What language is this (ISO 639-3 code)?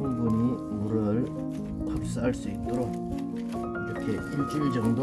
kor